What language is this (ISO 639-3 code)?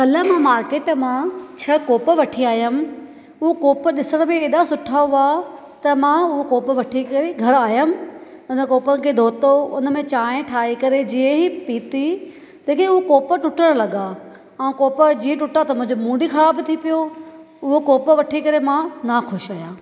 snd